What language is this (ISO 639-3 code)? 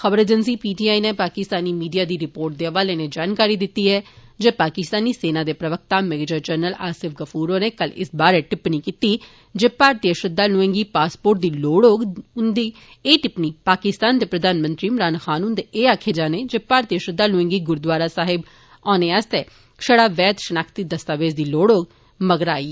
doi